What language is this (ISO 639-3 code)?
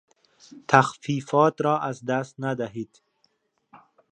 fas